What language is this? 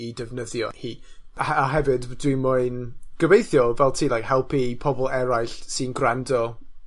Welsh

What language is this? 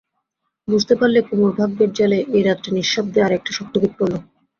Bangla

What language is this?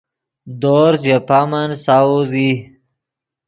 Yidgha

